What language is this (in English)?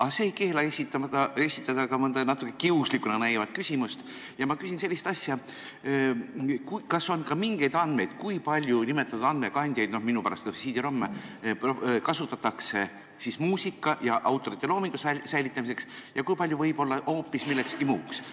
Estonian